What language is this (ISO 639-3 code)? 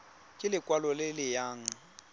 tsn